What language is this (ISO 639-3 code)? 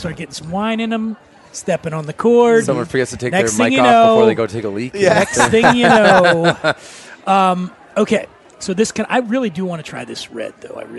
eng